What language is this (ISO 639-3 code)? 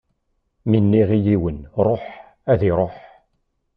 kab